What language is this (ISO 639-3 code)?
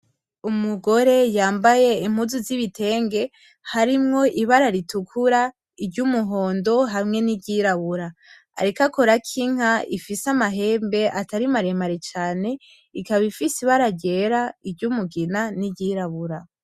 run